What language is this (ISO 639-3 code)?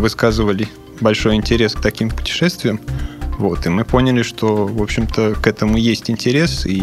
rus